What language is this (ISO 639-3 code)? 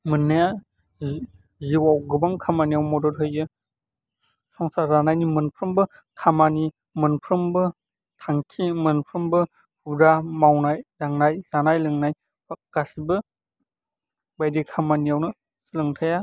brx